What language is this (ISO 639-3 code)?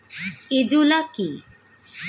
ben